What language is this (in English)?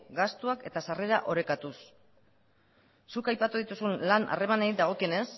Basque